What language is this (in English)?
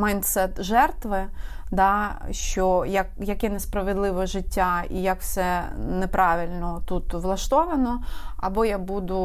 Ukrainian